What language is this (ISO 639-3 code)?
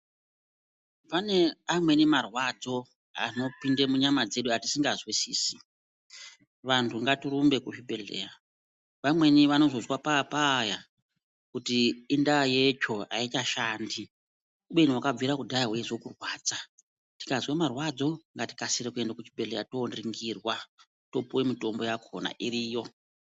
ndc